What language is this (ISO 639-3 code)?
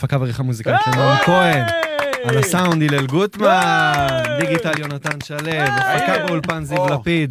heb